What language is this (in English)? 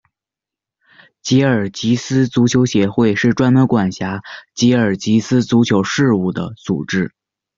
Chinese